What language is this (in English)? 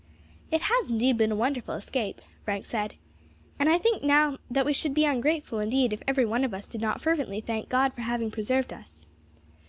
English